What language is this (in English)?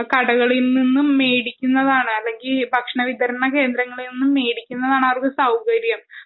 Malayalam